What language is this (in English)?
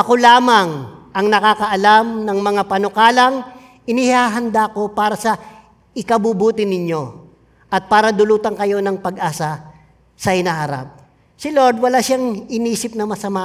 Filipino